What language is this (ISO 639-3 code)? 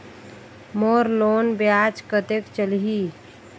hne